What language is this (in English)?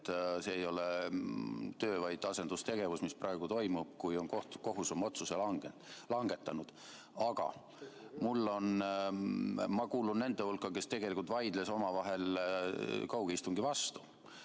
Estonian